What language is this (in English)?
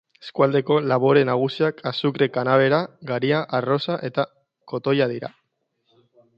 Basque